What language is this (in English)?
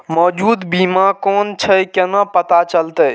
Maithili